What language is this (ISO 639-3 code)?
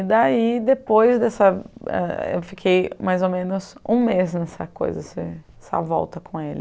por